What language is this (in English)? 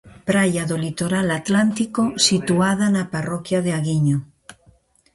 Galician